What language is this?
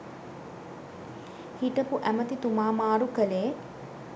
Sinhala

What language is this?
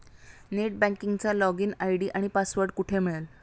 Marathi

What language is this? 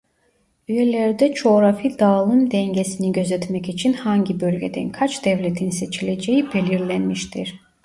Turkish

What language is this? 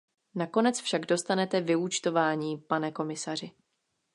Czech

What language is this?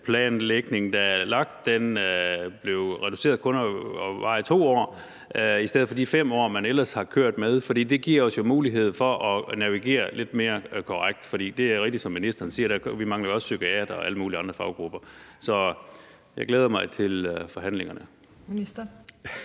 Danish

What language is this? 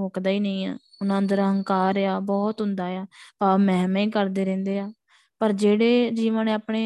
Punjabi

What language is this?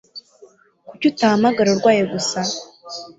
Kinyarwanda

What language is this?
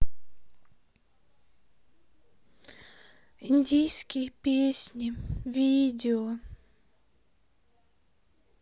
Russian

